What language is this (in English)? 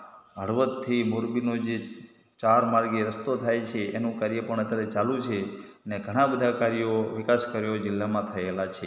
Gujarati